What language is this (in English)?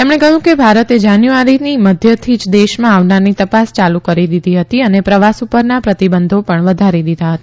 Gujarati